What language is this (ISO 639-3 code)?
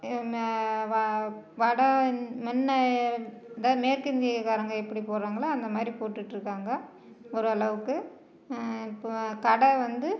tam